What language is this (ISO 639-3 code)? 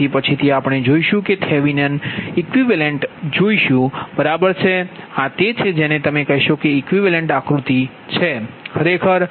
guj